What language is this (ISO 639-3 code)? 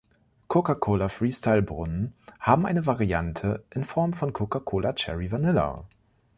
deu